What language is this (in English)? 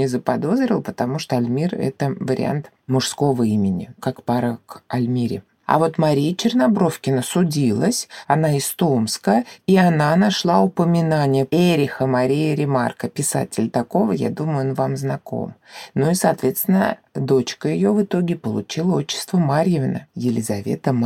Russian